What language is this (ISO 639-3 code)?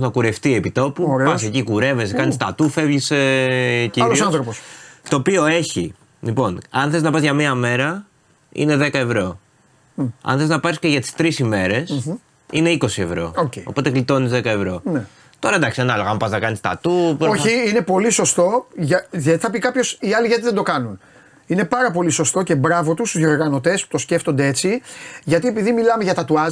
ell